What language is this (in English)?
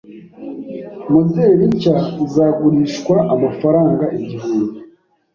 Kinyarwanda